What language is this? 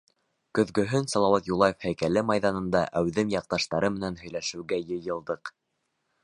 Bashkir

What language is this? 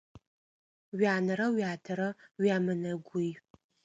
Adyghe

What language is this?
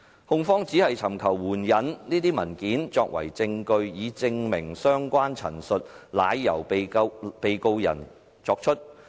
Cantonese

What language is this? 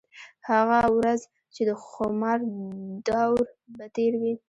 Pashto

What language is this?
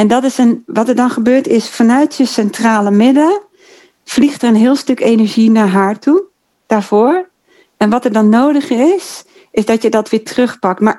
Dutch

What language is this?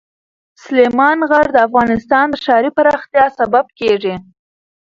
Pashto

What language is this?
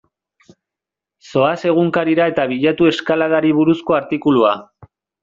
Basque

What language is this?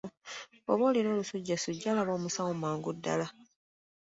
Ganda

